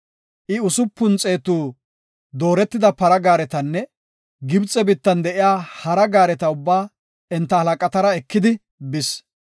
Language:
Gofa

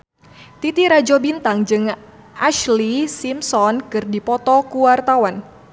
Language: Sundanese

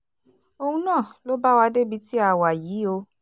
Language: Yoruba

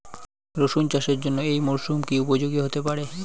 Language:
Bangla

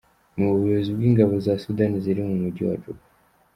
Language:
Kinyarwanda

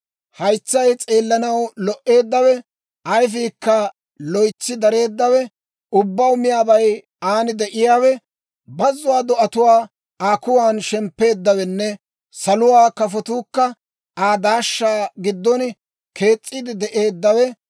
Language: Dawro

